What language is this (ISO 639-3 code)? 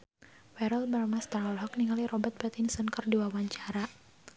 sun